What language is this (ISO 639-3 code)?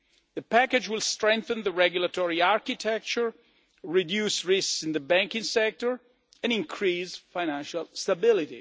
eng